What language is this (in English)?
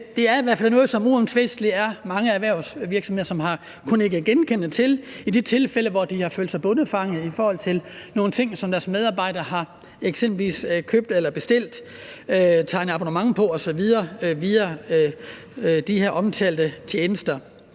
Danish